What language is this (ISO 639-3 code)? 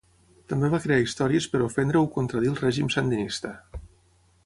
cat